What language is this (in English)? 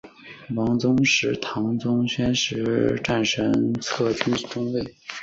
Chinese